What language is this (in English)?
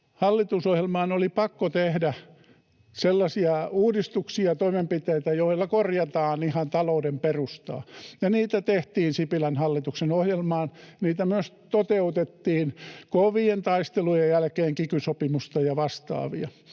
Finnish